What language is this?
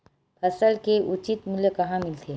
Chhattisgarhi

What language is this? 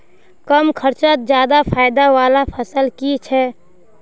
Magahi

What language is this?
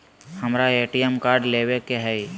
Magahi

